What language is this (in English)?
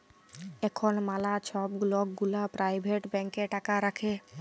Bangla